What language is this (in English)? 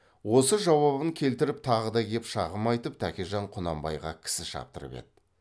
Kazakh